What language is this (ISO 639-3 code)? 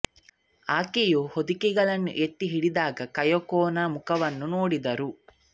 kan